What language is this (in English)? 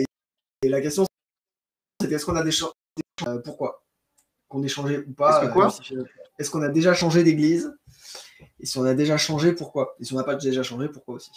French